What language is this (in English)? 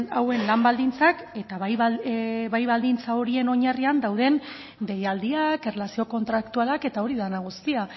Basque